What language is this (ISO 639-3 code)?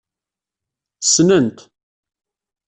kab